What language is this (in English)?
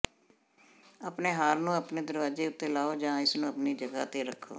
Punjabi